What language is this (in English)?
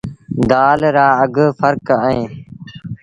Sindhi Bhil